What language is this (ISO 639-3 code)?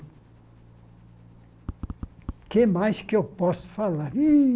por